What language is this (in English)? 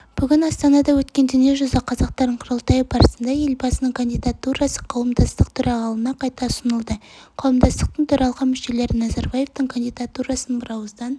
Kazakh